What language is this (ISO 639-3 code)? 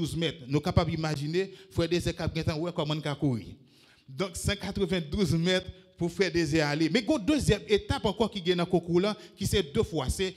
fra